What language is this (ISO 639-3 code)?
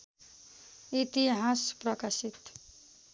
nep